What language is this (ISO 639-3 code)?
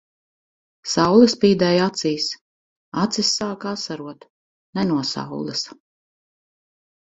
lav